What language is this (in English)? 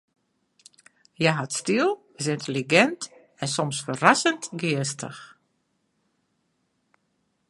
Western Frisian